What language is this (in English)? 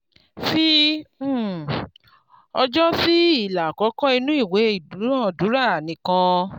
Yoruba